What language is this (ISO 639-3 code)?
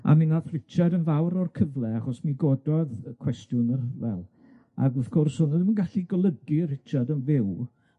cym